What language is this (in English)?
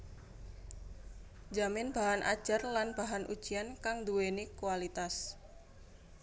Javanese